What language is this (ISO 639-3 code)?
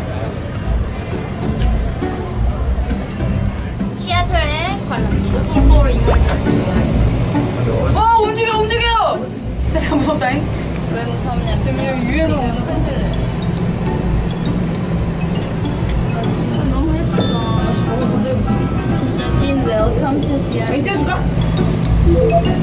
kor